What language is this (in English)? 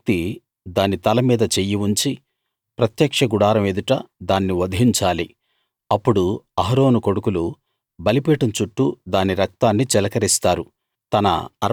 Telugu